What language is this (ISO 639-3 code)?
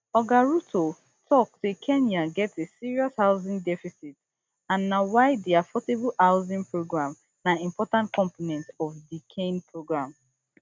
pcm